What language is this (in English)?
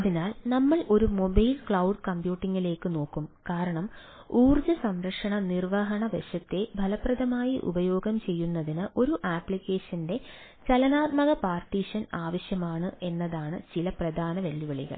Malayalam